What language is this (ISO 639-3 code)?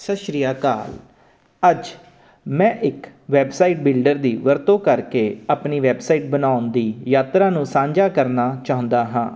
pan